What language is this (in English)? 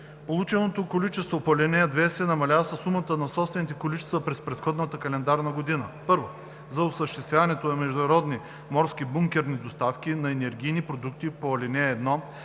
Bulgarian